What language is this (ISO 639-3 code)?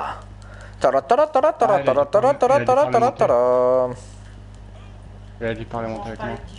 fra